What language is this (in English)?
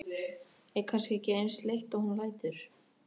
Icelandic